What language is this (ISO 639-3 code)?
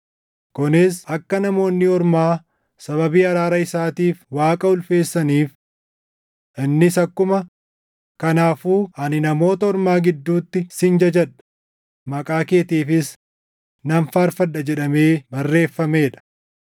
orm